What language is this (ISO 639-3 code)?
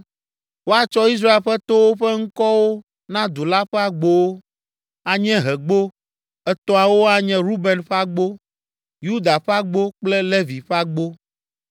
ewe